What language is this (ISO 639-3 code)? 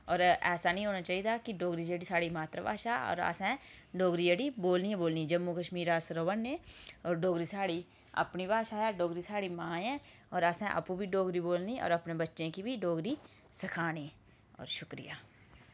doi